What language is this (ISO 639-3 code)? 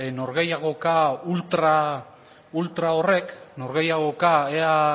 eus